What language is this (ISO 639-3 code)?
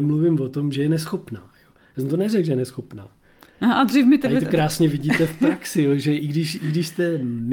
ces